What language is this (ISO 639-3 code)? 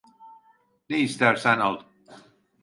tur